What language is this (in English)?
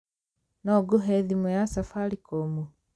Kikuyu